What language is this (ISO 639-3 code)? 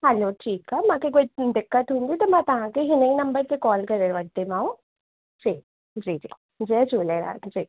snd